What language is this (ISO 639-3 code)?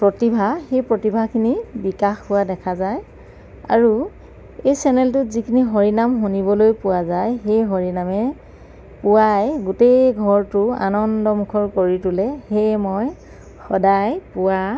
asm